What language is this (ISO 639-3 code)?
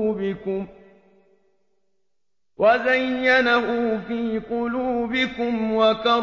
ara